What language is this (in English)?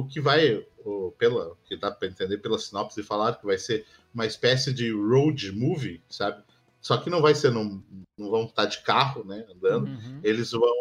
Portuguese